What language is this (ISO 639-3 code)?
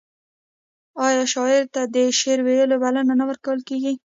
pus